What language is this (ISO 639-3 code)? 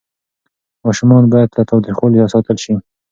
pus